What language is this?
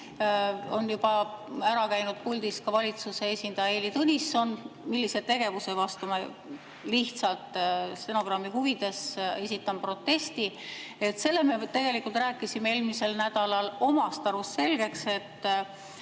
Estonian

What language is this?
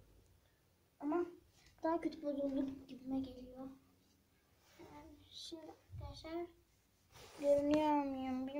Turkish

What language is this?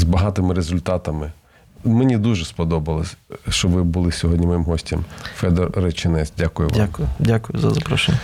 Ukrainian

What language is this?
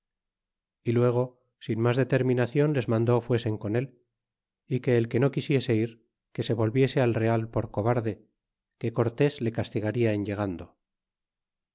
Spanish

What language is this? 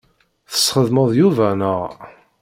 Kabyle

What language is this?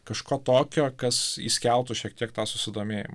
Lithuanian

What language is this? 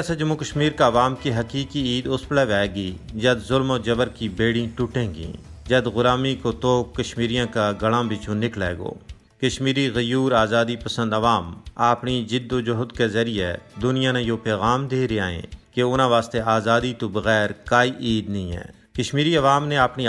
Urdu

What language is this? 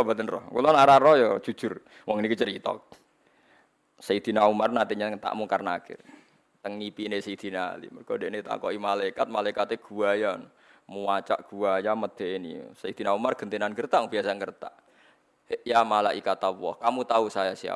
Indonesian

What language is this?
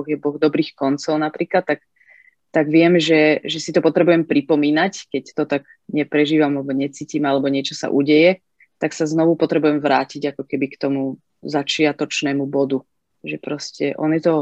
Slovak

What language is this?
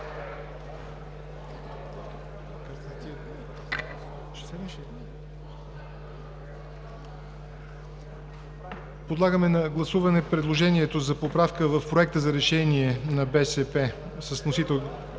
Bulgarian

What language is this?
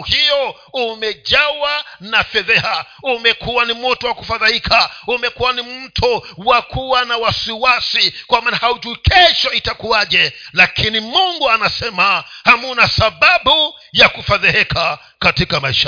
Swahili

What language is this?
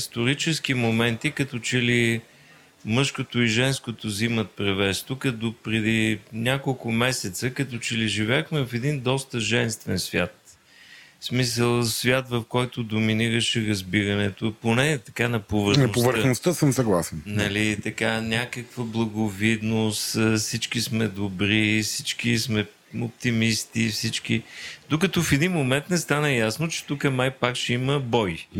Bulgarian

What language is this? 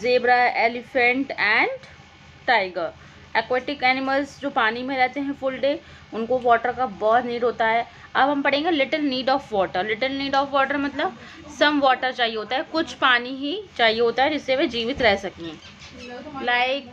Hindi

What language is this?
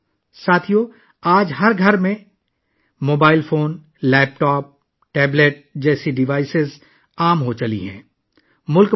Urdu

